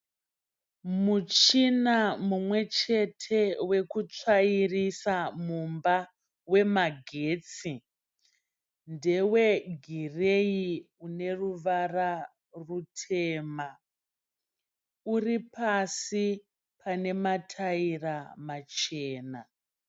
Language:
Shona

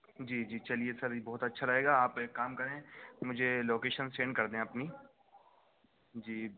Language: Urdu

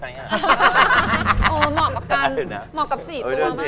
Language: Thai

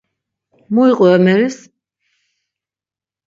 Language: Laz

